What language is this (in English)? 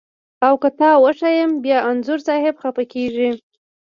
Pashto